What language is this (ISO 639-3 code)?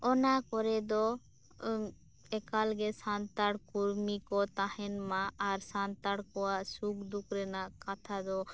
sat